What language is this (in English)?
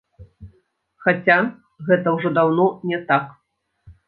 Belarusian